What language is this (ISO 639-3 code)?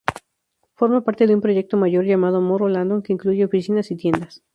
spa